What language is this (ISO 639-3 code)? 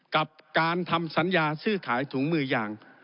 tha